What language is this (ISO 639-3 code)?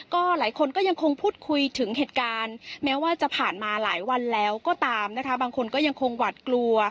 tha